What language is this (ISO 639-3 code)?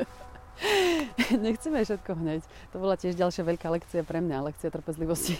slk